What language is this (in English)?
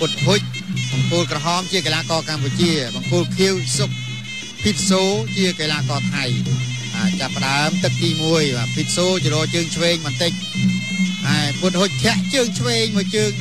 Thai